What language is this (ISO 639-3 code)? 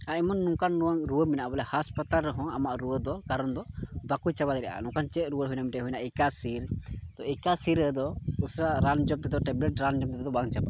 sat